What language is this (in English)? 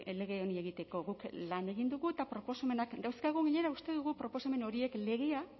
Basque